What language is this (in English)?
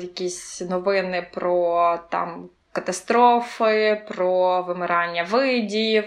Ukrainian